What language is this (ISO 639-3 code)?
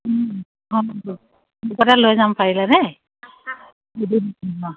asm